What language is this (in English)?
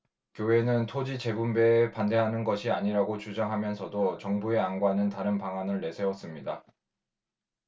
Korean